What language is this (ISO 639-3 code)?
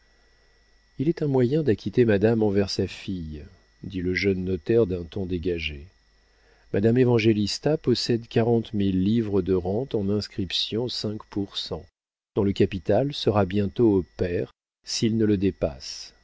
fra